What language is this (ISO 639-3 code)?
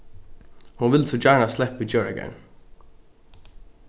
fao